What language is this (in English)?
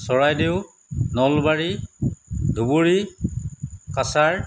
Assamese